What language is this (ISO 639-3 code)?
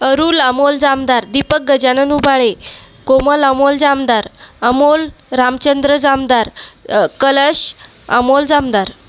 mar